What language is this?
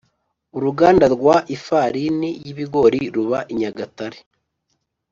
Kinyarwanda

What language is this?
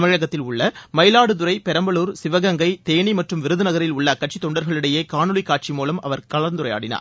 Tamil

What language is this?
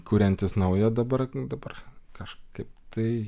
Lithuanian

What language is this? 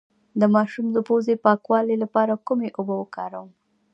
Pashto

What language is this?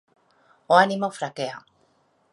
Galician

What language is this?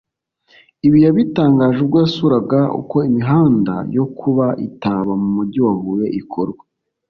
Kinyarwanda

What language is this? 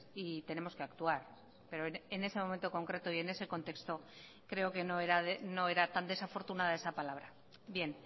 Spanish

